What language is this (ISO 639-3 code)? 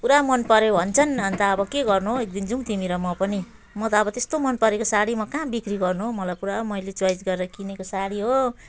nep